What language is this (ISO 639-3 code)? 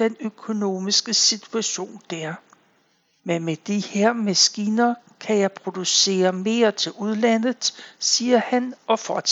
dan